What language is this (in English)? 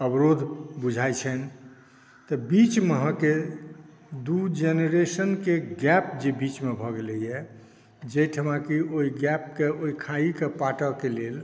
Maithili